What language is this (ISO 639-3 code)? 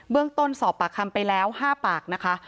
tha